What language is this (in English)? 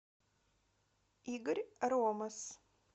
Russian